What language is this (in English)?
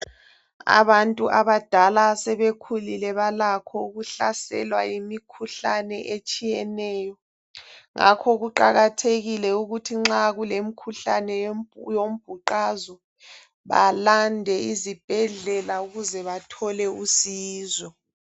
North Ndebele